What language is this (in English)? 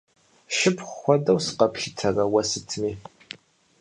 Kabardian